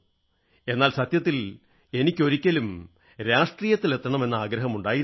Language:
Malayalam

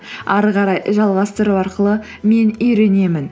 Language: Kazakh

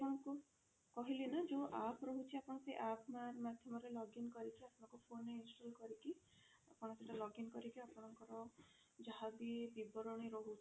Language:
Odia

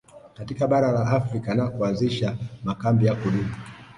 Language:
Swahili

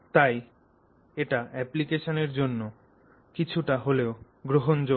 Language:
Bangla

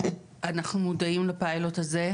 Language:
Hebrew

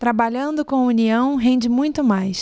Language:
Portuguese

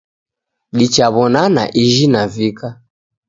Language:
Taita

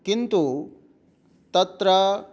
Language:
Sanskrit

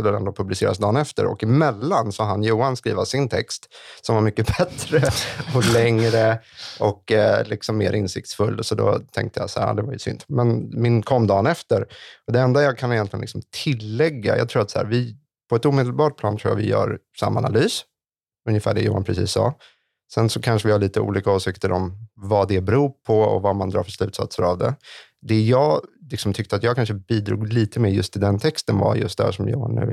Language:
Swedish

